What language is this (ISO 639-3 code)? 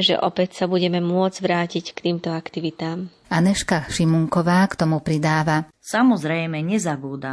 slk